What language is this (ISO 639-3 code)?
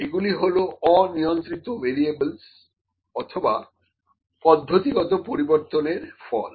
ben